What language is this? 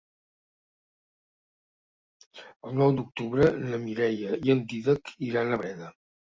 Catalan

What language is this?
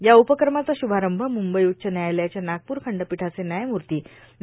Marathi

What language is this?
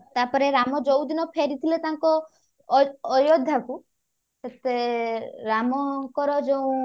Odia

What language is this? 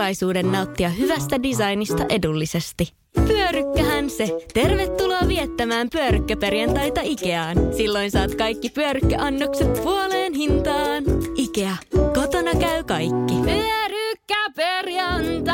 Finnish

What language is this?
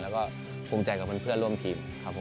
Thai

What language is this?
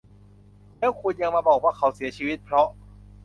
Thai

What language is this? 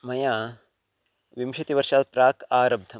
Sanskrit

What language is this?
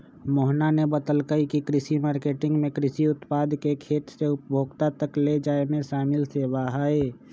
Magahi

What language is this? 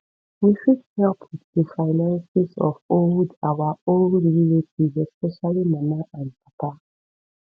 Nigerian Pidgin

